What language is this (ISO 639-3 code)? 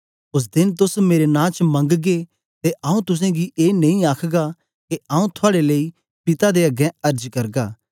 doi